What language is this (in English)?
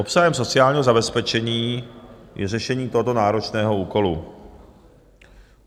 Czech